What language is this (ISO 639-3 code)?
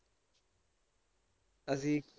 pan